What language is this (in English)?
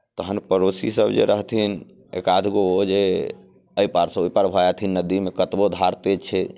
Maithili